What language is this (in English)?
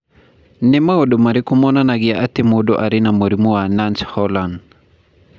Kikuyu